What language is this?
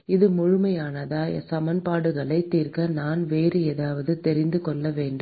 Tamil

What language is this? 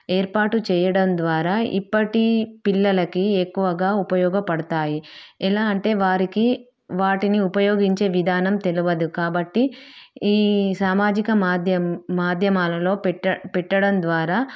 Telugu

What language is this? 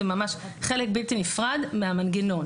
Hebrew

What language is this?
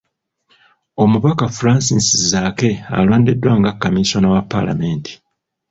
Ganda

